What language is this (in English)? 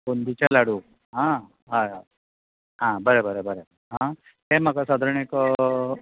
Konkani